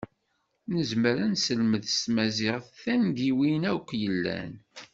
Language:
Kabyle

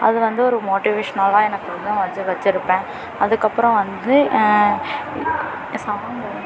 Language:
Tamil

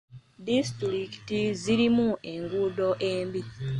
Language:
Ganda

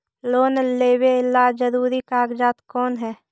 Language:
Magahi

